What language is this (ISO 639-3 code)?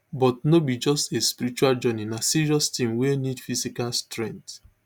pcm